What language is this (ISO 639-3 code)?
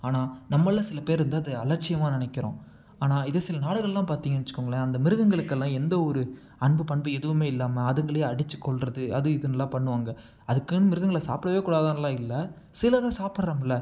tam